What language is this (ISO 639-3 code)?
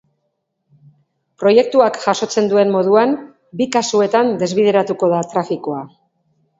eus